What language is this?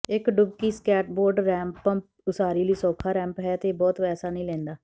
Punjabi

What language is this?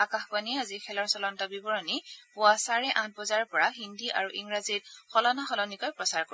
Assamese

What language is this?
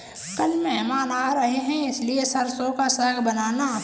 Hindi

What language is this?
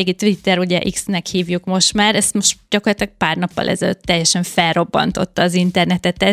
Hungarian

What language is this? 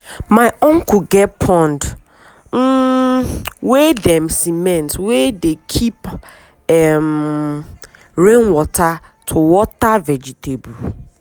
Nigerian Pidgin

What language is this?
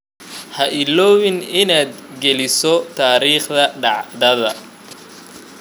Somali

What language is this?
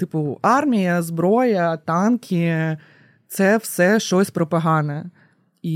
Ukrainian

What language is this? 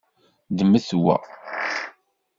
Kabyle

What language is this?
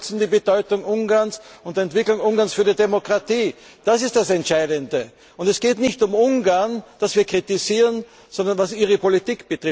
German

